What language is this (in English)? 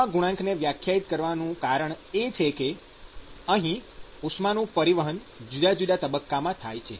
Gujarati